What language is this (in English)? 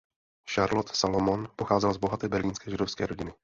Czech